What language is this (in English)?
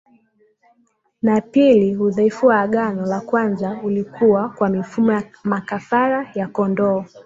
Swahili